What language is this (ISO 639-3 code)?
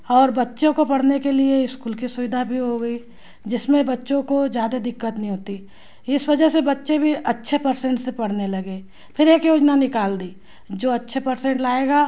hin